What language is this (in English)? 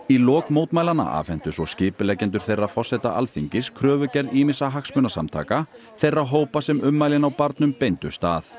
Icelandic